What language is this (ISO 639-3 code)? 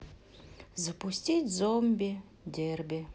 rus